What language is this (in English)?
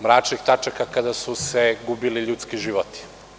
Serbian